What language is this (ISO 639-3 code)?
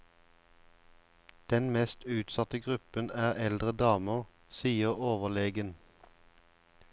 nor